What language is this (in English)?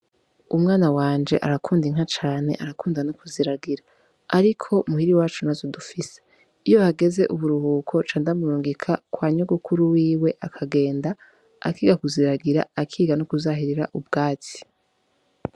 Rundi